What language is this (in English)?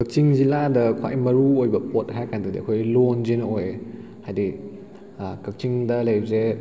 Manipuri